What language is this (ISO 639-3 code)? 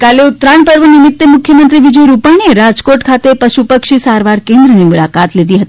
guj